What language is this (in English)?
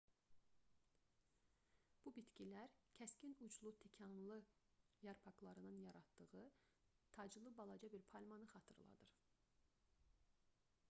Azerbaijani